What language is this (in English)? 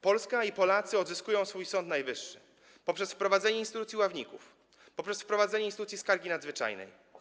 Polish